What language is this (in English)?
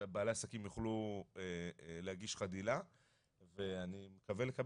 Hebrew